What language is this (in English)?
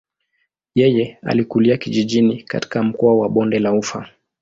Swahili